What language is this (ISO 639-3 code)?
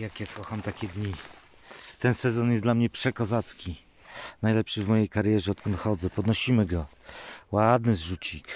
pol